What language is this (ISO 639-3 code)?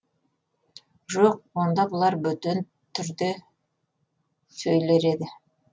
kaz